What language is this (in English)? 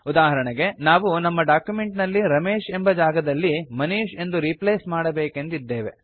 Kannada